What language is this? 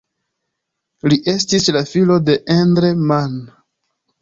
Esperanto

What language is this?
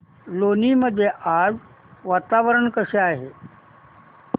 Marathi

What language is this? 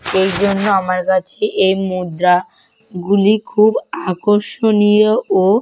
Bangla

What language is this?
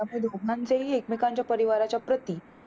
Marathi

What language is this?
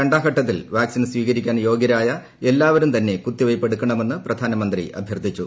Malayalam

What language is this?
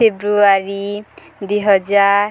Odia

